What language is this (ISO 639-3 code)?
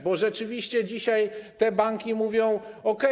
pol